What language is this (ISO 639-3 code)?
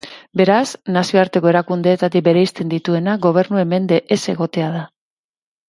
eus